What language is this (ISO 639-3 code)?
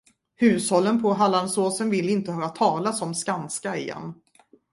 swe